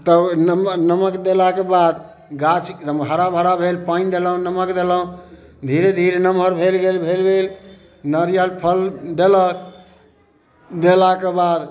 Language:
Maithili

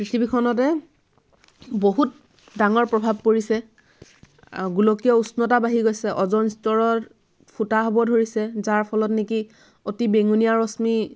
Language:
Assamese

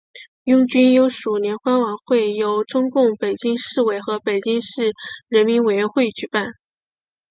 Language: Chinese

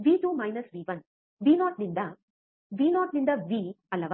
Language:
Kannada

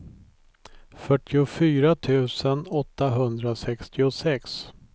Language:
Swedish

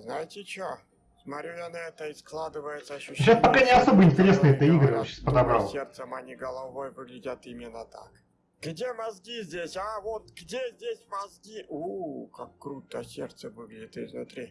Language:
Russian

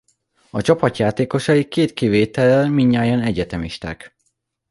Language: Hungarian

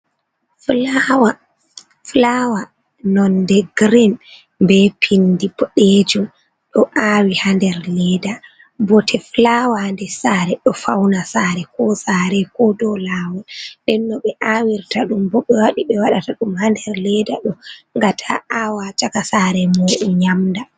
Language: Fula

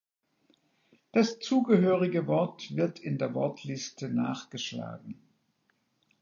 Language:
German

